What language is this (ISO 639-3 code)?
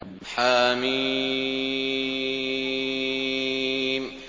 ara